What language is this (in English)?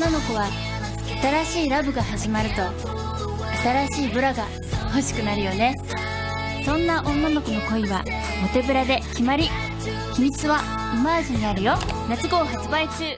Japanese